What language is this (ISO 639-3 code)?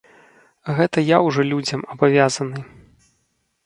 bel